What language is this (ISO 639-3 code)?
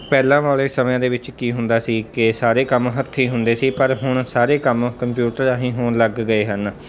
pan